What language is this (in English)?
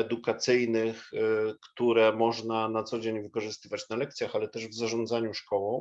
Polish